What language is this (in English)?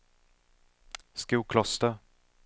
Swedish